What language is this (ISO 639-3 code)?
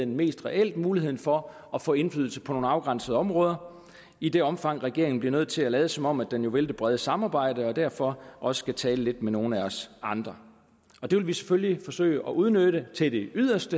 dan